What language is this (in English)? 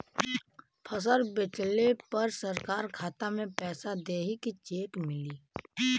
Bhojpuri